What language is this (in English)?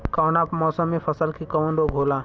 Bhojpuri